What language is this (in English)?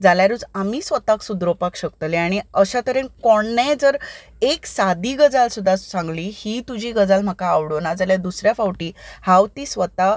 Konkani